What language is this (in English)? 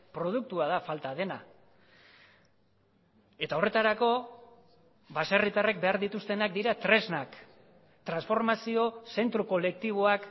Basque